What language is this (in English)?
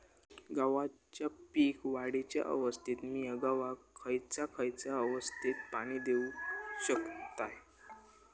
Marathi